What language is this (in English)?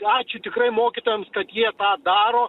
Lithuanian